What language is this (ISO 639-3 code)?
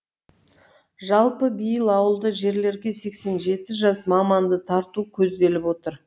kaz